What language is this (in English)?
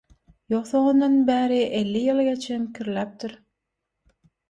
Turkmen